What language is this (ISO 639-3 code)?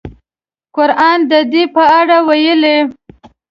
pus